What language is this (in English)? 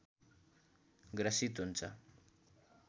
Nepali